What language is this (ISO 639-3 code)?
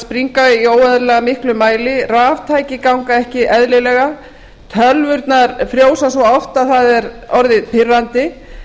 isl